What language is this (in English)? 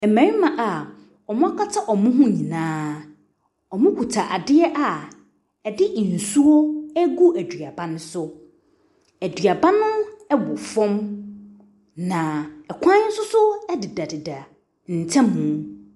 Akan